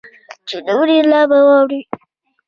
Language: Pashto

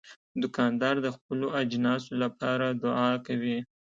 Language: Pashto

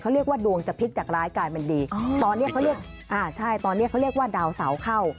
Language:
Thai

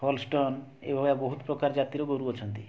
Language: Odia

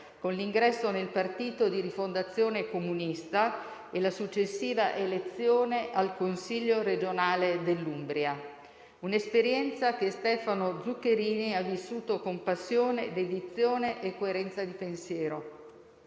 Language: Italian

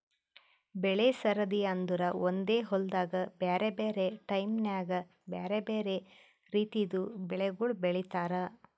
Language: Kannada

